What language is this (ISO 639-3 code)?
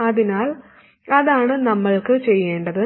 mal